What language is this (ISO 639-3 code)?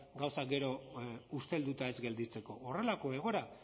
eus